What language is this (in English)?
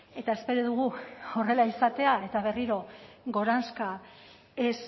Basque